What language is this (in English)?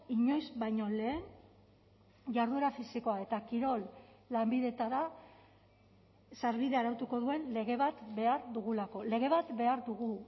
Basque